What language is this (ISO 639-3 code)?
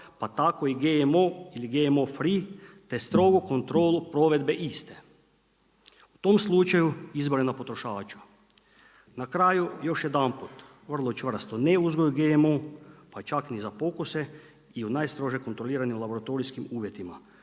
hrv